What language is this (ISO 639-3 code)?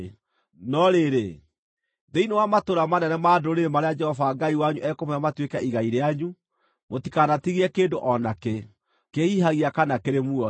kik